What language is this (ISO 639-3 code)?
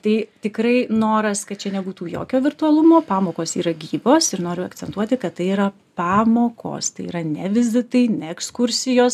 lit